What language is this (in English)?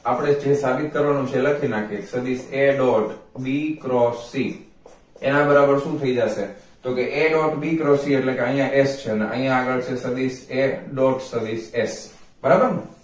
Gujarati